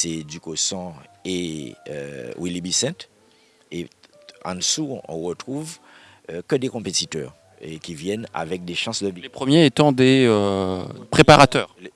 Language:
French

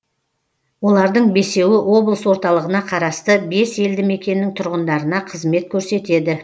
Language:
Kazakh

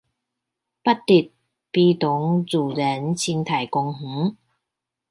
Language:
Chinese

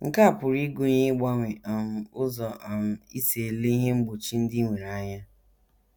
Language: Igbo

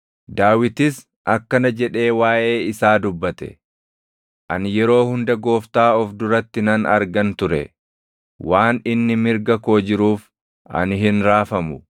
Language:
Oromo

